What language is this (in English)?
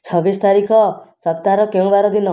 Odia